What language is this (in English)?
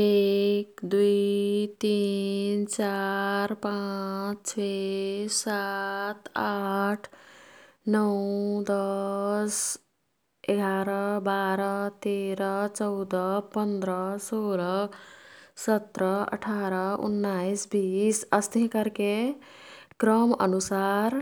Kathoriya Tharu